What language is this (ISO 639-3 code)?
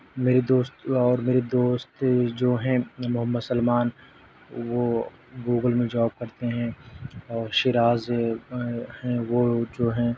urd